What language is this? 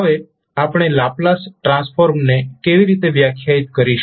Gujarati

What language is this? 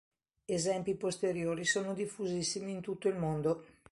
Italian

